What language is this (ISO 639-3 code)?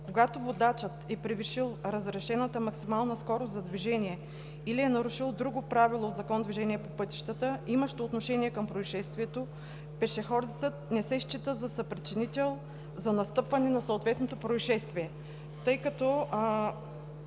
bul